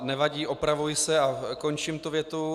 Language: Czech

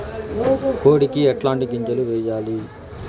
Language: Telugu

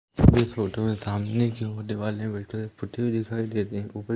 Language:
Hindi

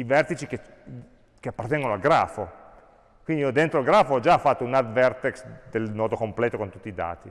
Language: Italian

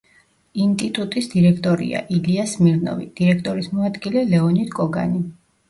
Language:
Georgian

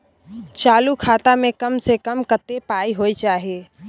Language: Maithili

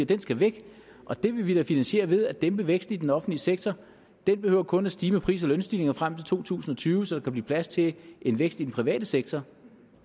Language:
Danish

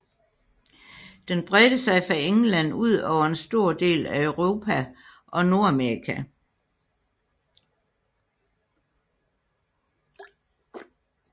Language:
Danish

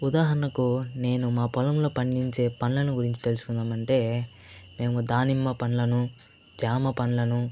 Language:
Telugu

